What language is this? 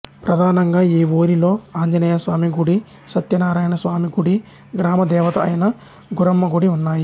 Telugu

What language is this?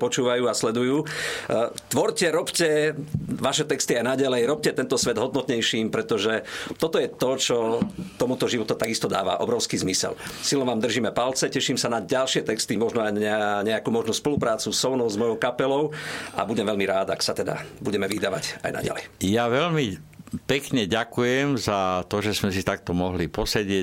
Slovak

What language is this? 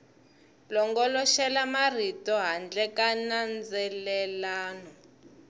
Tsonga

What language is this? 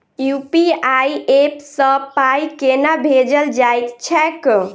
Maithili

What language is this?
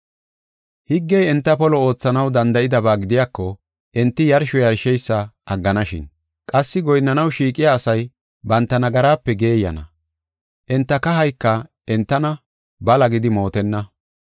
Gofa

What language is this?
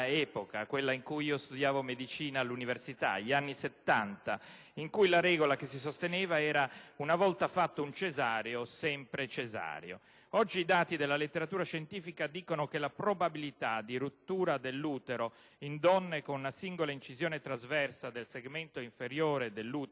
Italian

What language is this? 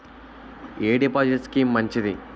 Telugu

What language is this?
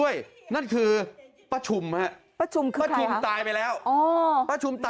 Thai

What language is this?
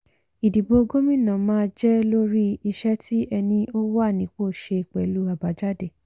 Yoruba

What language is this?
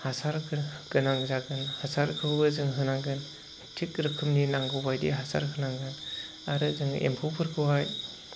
Bodo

